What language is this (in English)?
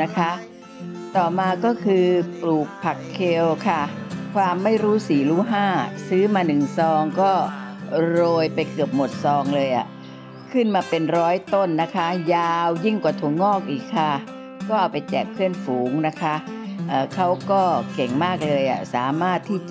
Thai